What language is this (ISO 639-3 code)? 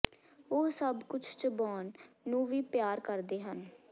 pan